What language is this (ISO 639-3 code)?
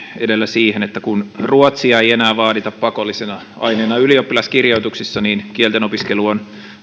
fin